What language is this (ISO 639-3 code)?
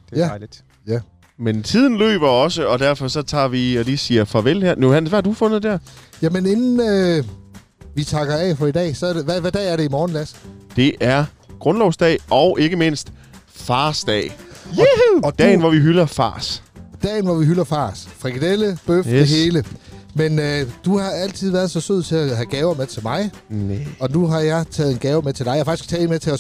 dan